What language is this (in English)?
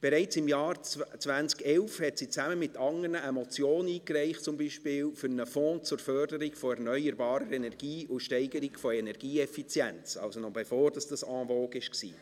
Swiss German